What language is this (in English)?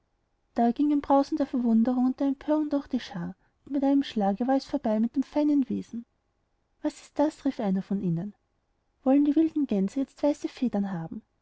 German